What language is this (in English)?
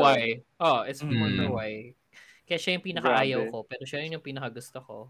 Filipino